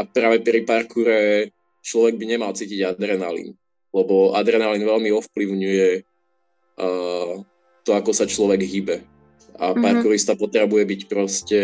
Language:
Slovak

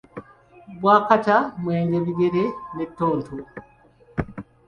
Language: Ganda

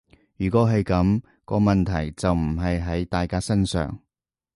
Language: Cantonese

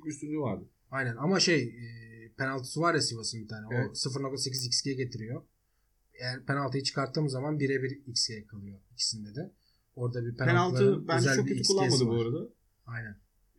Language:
Turkish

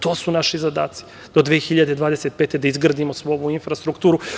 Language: Serbian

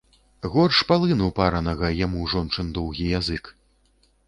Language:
Belarusian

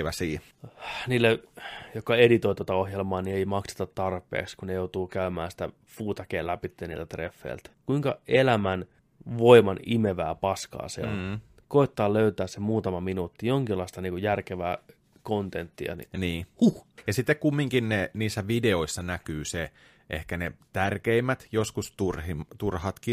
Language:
Finnish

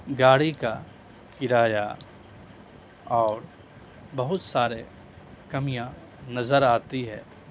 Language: Urdu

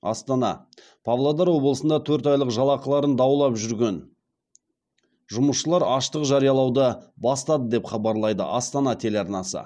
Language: Kazakh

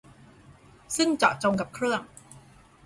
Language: Thai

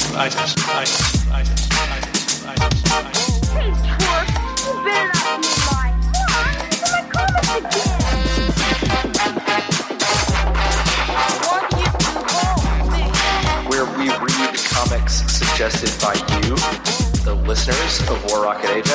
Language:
English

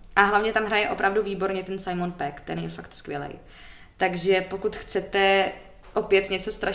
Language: Czech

